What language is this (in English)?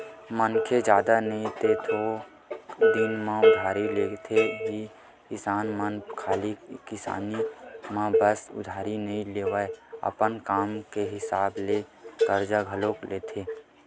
Chhattisgarhi